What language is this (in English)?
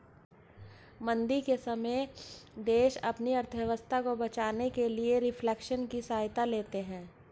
Hindi